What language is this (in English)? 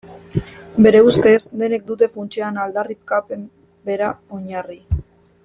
Basque